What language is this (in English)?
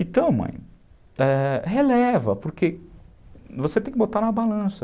Portuguese